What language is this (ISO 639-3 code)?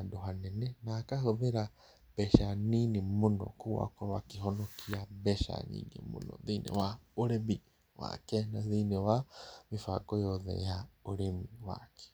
kik